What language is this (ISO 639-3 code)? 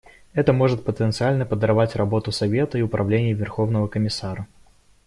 rus